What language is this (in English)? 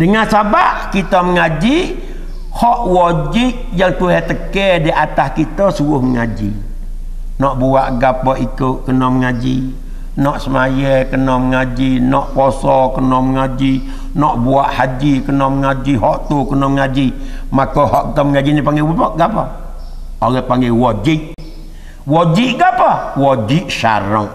Malay